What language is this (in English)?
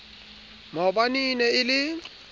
Southern Sotho